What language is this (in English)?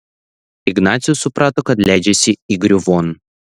Lithuanian